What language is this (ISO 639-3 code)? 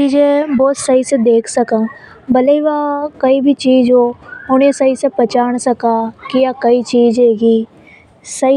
hoj